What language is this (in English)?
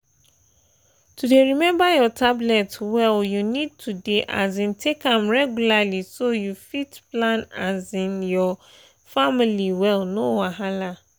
Nigerian Pidgin